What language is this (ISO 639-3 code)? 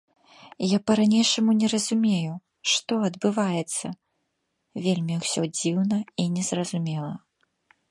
bel